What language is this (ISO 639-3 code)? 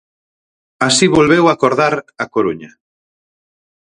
glg